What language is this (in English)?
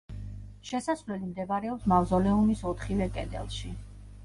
Georgian